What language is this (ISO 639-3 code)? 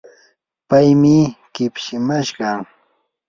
qur